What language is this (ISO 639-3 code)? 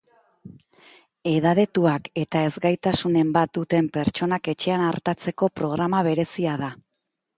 eus